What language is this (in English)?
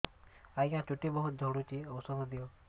Odia